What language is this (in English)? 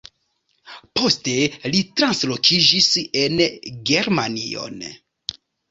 Esperanto